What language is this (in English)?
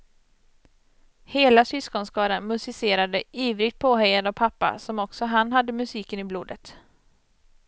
Swedish